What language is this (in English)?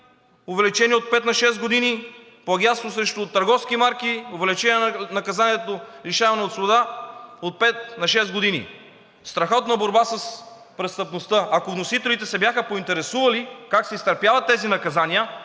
Bulgarian